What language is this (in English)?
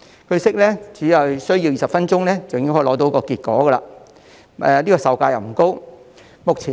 Cantonese